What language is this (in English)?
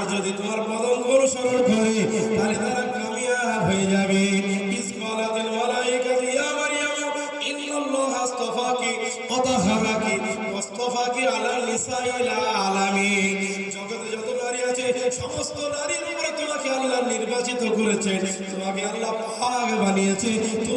Bangla